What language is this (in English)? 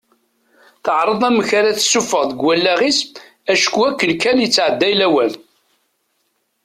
Kabyle